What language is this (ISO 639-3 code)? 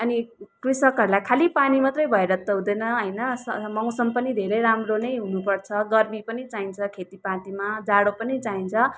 nep